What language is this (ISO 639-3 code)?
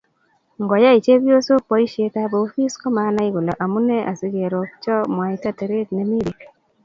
kln